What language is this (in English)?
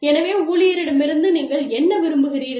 Tamil